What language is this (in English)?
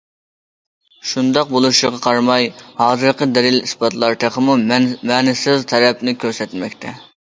Uyghur